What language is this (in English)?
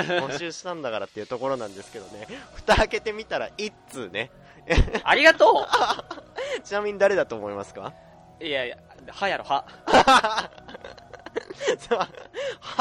Japanese